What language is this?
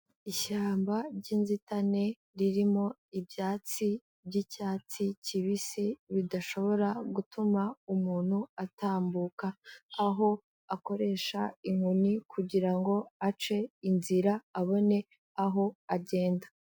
Kinyarwanda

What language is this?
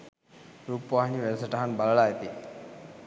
Sinhala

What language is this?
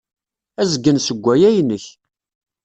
Kabyle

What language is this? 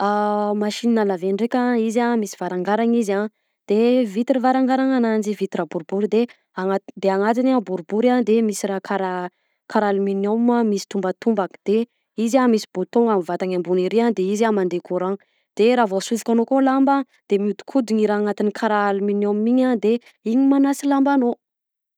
Southern Betsimisaraka Malagasy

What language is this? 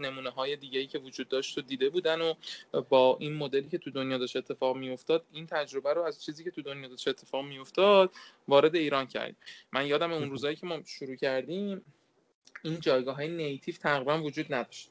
Persian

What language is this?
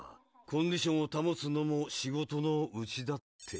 Japanese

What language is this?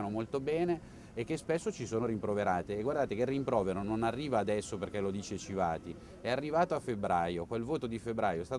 Italian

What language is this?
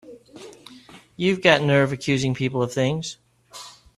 English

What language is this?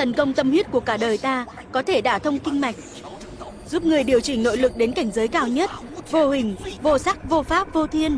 Vietnamese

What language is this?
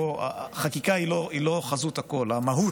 Hebrew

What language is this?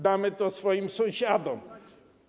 Polish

